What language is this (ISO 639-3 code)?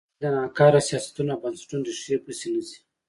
pus